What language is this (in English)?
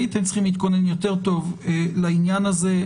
Hebrew